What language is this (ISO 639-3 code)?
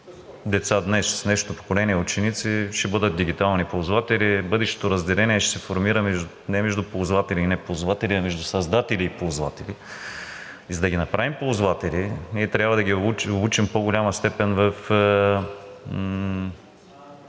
bul